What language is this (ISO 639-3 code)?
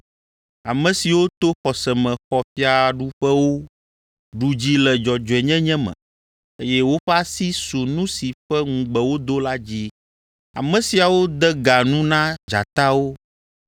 ewe